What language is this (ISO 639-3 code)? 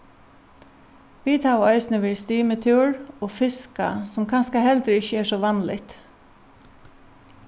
fao